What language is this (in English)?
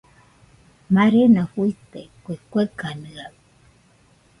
Nüpode Huitoto